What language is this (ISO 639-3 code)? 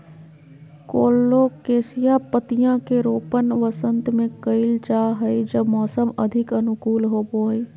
mag